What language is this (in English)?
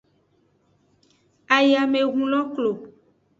Aja (Benin)